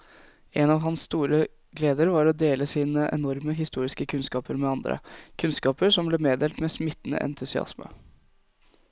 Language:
Norwegian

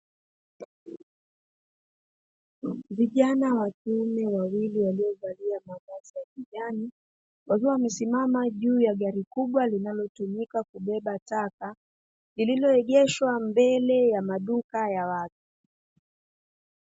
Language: Swahili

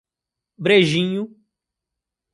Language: Portuguese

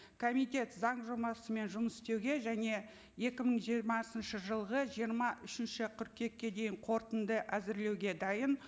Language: Kazakh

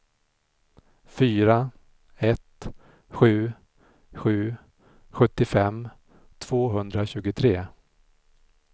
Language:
Swedish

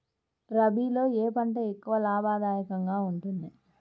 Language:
Telugu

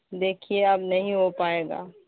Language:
Urdu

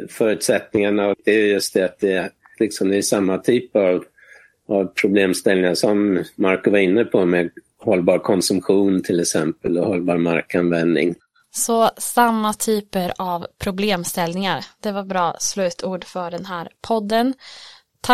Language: Swedish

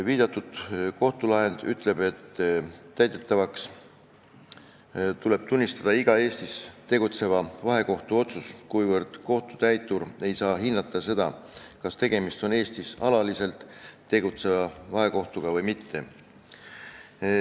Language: Estonian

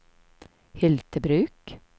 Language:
Swedish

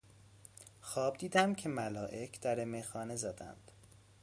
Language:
Persian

